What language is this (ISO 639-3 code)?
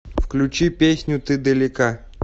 rus